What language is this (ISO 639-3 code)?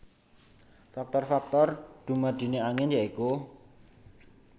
jav